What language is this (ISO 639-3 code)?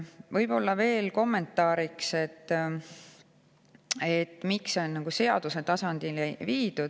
est